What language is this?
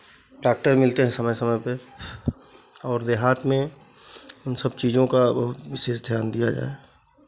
Hindi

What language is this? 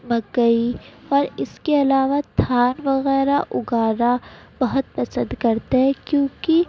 Urdu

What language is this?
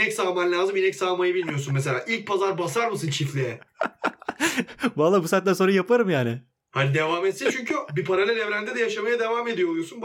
Turkish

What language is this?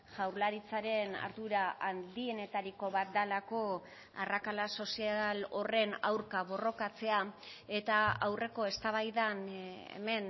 Basque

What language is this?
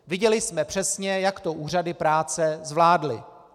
Czech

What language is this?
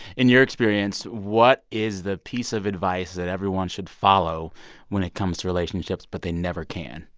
English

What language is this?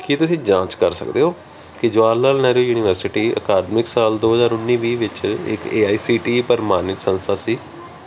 Punjabi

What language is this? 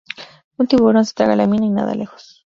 Spanish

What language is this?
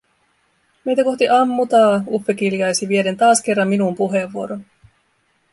Finnish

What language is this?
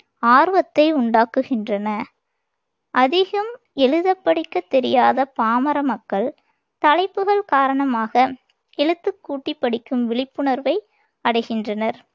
Tamil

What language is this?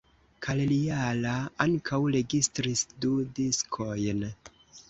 Esperanto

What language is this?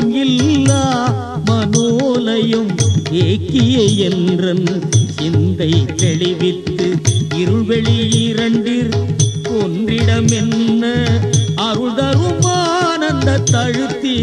Tamil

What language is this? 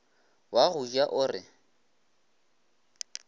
Northern Sotho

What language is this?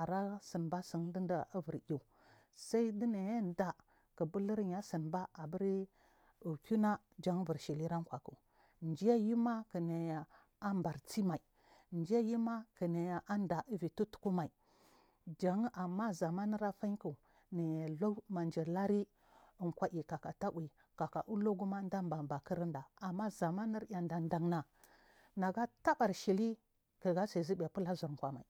Marghi South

